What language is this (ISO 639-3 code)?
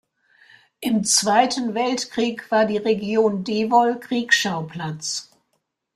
deu